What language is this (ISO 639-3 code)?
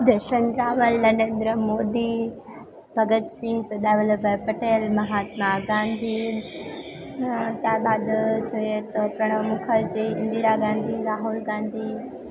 guj